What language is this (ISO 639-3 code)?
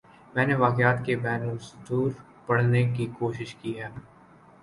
urd